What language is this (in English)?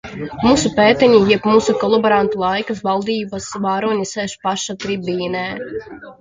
Latvian